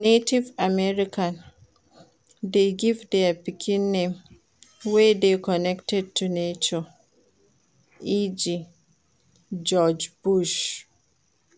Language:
Nigerian Pidgin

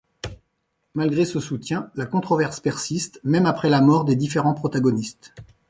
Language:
French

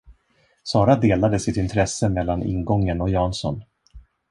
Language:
Swedish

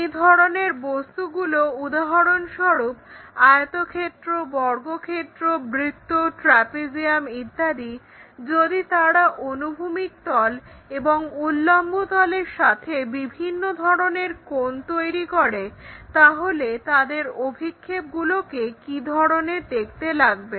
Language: Bangla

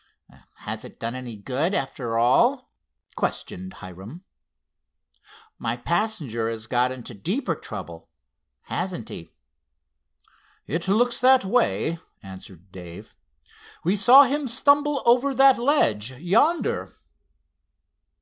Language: English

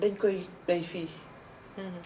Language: Wolof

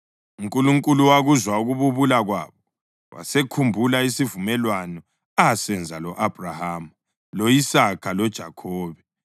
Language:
North Ndebele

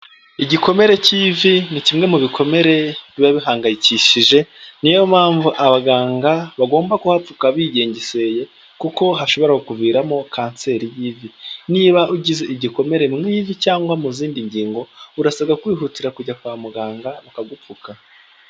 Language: Kinyarwanda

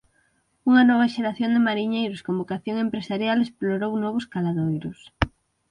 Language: Galician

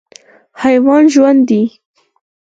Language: Pashto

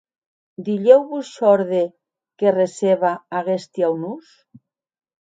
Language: Occitan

